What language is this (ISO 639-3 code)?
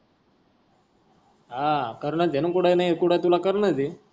mar